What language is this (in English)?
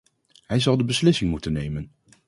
Dutch